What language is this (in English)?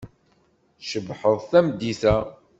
Kabyle